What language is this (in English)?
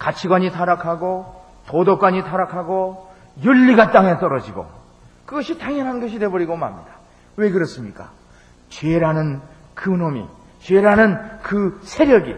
Korean